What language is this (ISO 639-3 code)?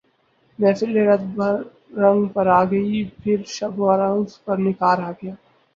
urd